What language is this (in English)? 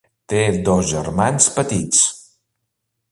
Catalan